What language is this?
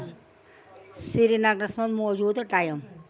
Kashmiri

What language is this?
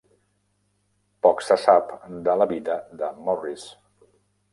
Catalan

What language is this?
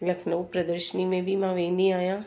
Sindhi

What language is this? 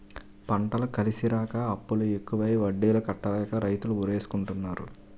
Telugu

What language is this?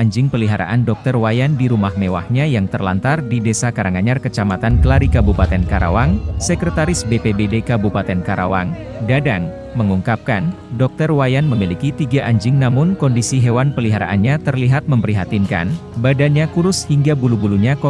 Indonesian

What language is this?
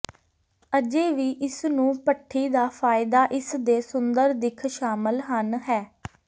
Punjabi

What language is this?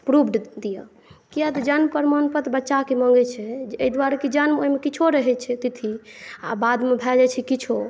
Maithili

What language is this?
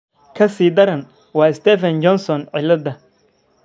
Somali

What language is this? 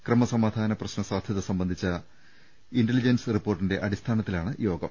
Malayalam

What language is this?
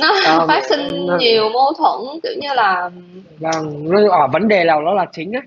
Vietnamese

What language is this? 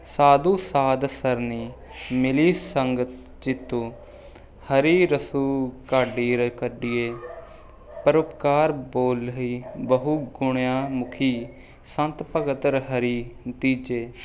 Punjabi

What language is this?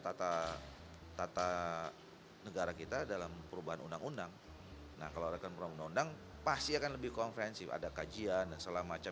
Indonesian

